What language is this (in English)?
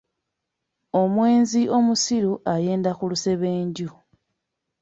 Ganda